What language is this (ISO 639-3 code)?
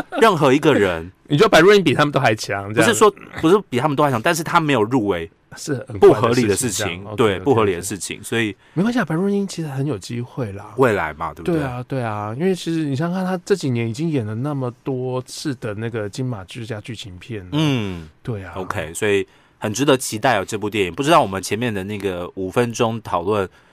zho